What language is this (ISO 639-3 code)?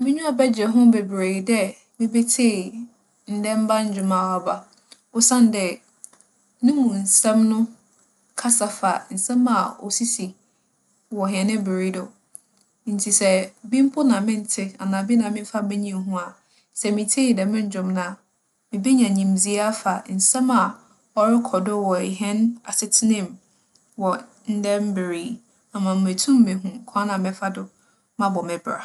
aka